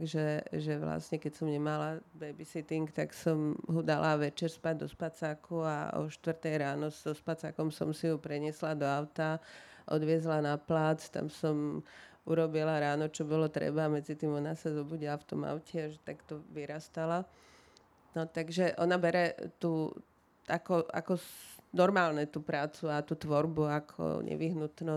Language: Slovak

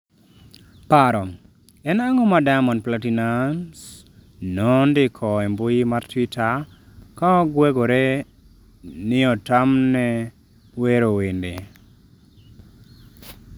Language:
Luo (Kenya and Tanzania)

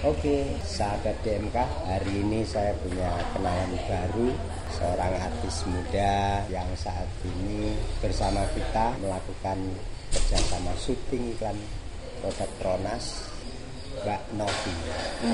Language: Indonesian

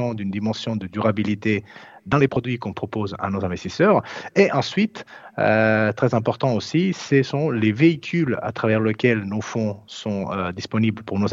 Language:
French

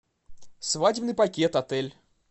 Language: Russian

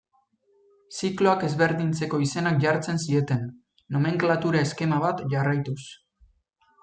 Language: Basque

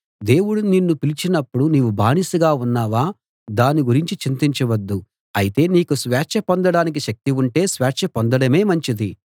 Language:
Telugu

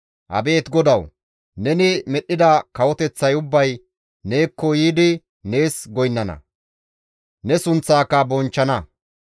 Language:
Gamo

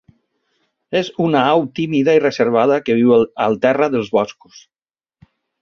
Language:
Catalan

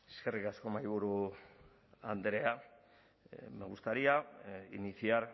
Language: Basque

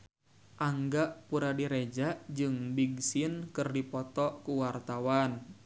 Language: Sundanese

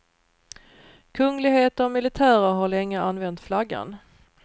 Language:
Swedish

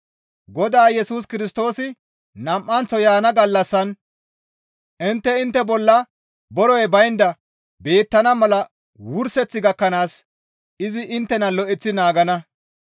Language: Gamo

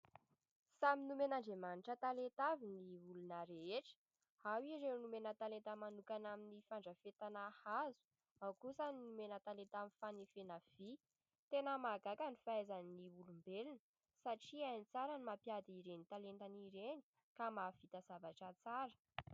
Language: Malagasy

